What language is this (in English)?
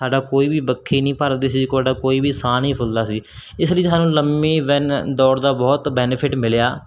Punjabi